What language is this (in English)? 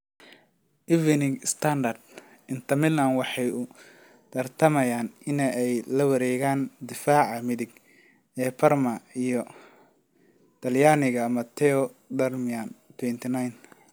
Somali